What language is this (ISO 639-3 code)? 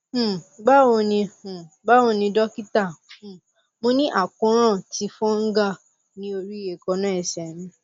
yor